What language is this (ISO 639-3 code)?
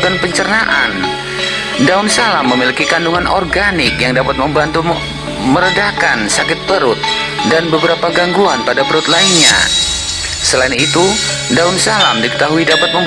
ind